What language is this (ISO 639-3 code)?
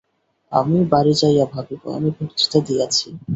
ben